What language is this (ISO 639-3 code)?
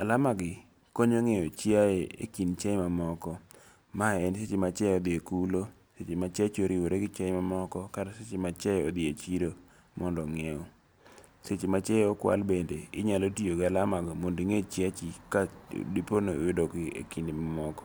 luo